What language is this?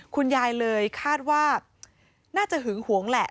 Thai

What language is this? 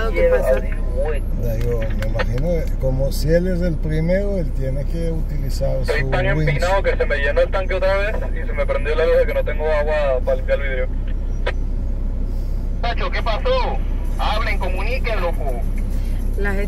Spanish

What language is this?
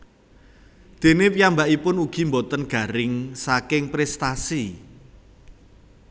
Javanese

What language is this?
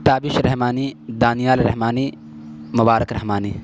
Urdu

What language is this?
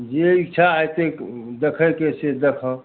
Maithili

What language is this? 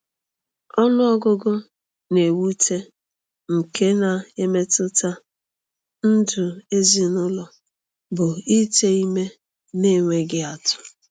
Igbo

